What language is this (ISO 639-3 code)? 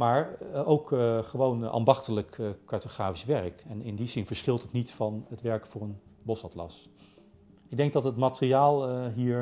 nld